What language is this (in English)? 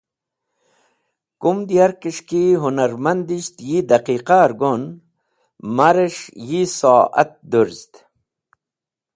Wakhi